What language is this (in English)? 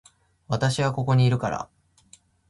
Japanese